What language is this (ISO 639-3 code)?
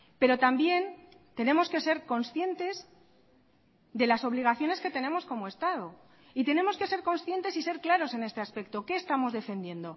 spa